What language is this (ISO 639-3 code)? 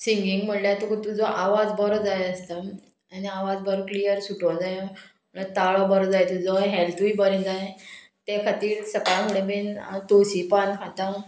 kok